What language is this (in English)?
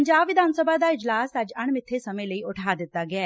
Punjabi